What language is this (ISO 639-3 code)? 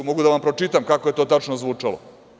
srp